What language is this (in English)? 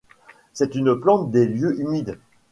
French